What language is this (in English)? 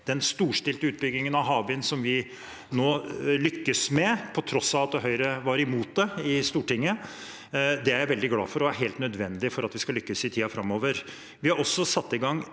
Norwegian